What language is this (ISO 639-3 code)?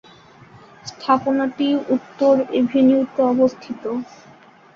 ben